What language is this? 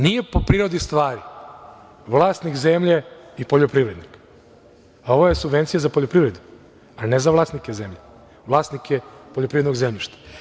Serbian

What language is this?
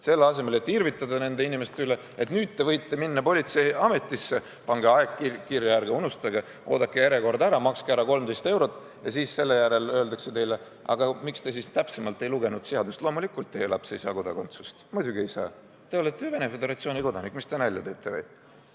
Estonian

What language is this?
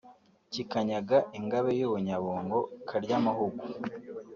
Kinyarwanda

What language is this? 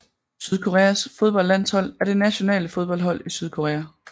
Danish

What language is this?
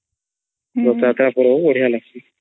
Odia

